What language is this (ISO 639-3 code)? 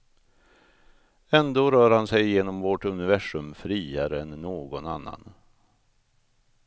swe